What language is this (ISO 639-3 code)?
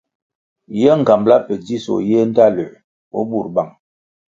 nmg